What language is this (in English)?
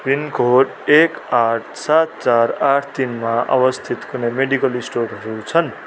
Nepali